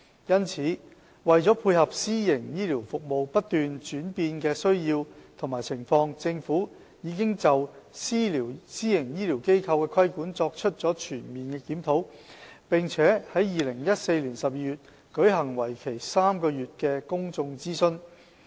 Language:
Cantonese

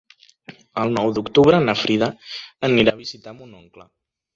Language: Catalan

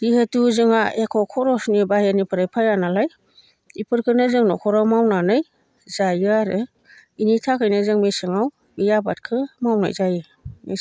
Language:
Bodo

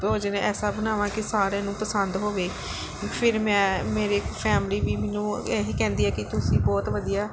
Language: Punjabi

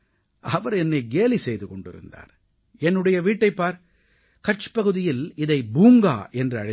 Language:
Tamil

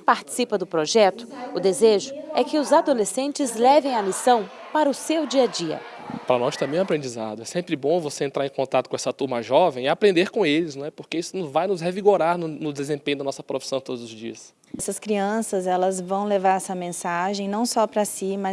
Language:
Portuguese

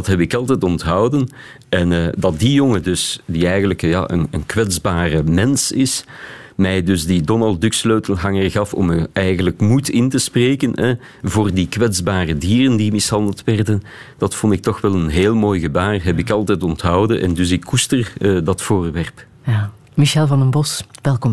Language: Dutch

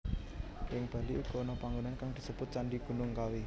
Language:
Javanese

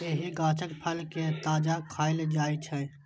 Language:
Maithili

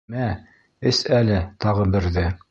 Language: Bashkir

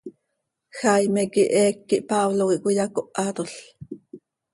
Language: Seri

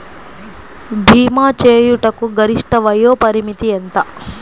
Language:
Telugu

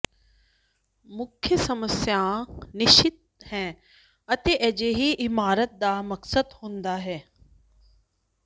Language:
Punjabi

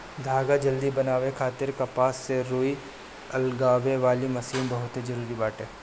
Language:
Bhojpuri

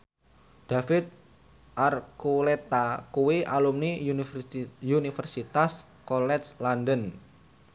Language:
Javanese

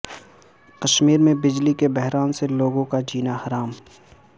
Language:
Urdu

